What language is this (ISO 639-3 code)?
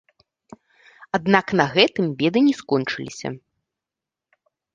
bel